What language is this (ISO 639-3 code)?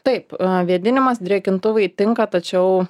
lit